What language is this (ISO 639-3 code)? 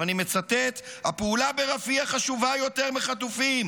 heb